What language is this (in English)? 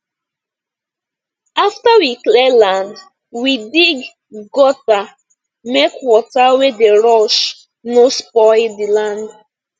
Nigerian Pidgin